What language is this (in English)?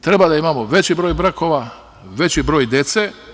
Serbian